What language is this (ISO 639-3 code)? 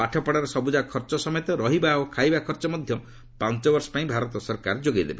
ori